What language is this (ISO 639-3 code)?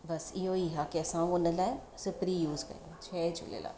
snd